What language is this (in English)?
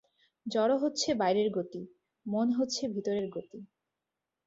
Bangla